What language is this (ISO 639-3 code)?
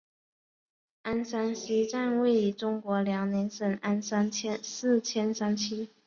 zho